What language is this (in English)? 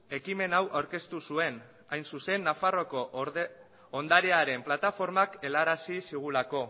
Basque